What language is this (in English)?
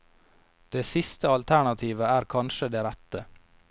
Norwegian